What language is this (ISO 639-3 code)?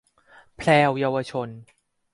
tha